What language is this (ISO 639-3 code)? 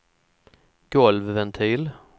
swe